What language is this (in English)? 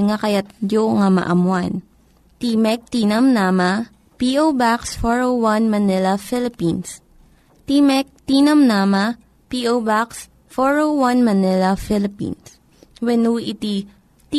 Filipino